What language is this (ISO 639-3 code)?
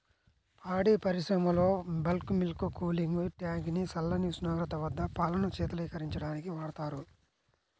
tel